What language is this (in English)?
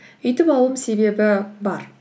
Kazakh